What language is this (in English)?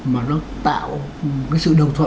Vietnamese